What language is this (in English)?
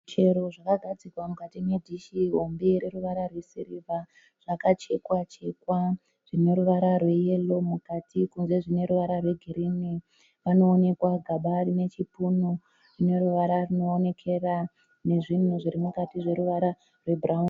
Shona